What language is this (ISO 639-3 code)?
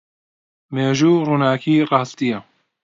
ckb